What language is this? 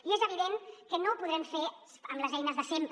Catalan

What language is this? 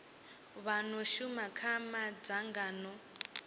Venda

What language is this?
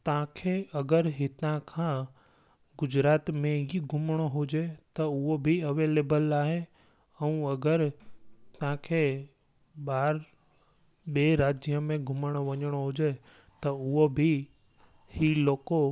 Sindhi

